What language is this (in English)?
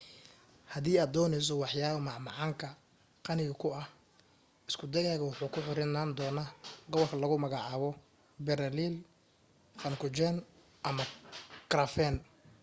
Somali